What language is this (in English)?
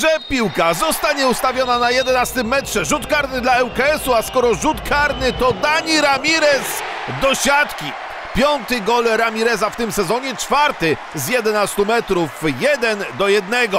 Polish